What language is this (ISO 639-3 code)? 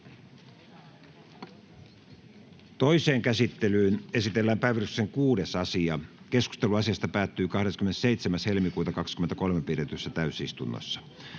fin